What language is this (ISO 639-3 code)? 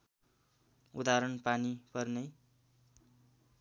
nep